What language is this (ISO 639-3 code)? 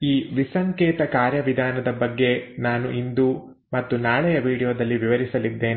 kan